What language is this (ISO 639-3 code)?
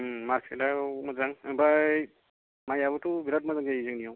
brx